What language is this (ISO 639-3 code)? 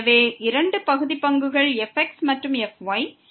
tam